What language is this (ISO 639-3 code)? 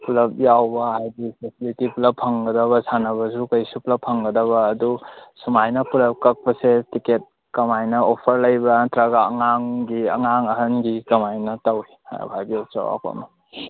mni